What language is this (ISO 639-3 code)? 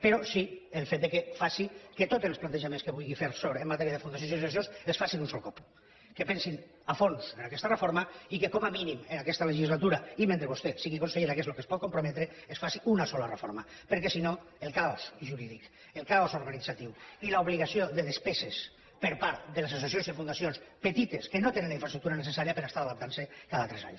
cat